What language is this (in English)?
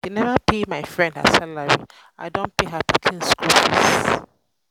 Nigerian Pidgin